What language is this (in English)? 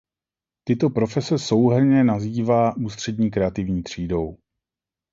Czech